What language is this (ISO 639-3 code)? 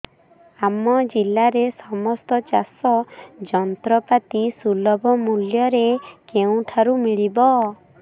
ori